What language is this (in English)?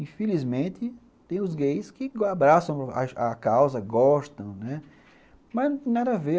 Portuguese